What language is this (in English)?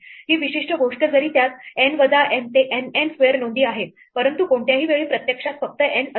Marathi